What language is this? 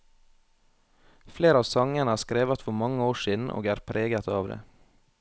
Norwegian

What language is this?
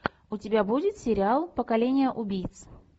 Russian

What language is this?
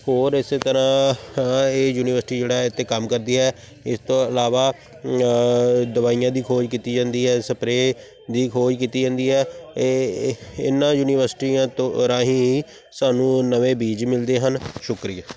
Punjabi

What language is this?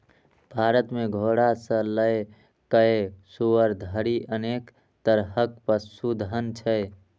Maithili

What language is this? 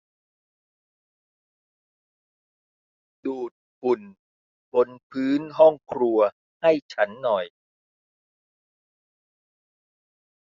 Thai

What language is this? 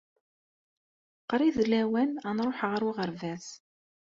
Kabyle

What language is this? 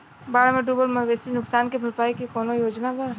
Bhojpuri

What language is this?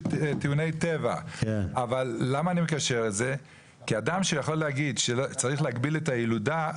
Hebrew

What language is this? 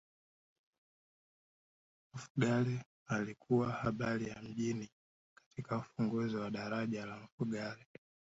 Swahili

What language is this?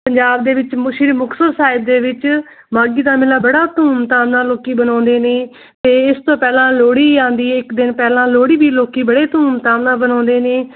Punjabi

